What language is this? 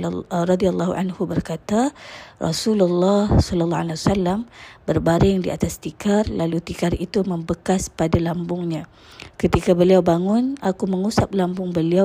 Malay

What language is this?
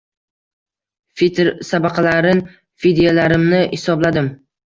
Uzbek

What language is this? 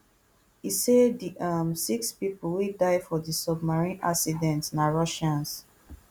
Nigerian Pidgin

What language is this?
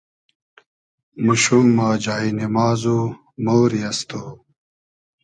Hazaragi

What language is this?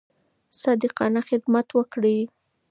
Pashto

